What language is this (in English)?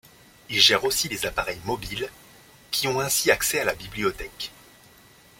French